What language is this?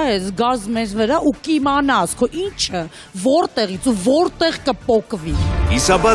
Turkish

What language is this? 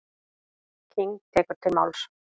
Icelandic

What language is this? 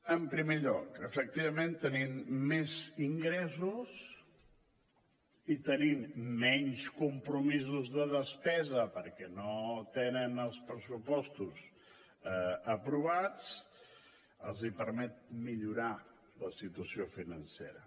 Catalan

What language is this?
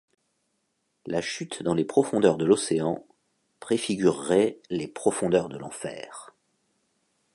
French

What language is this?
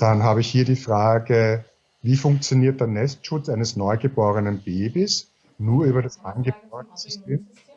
German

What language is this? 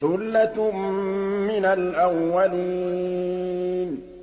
Arabic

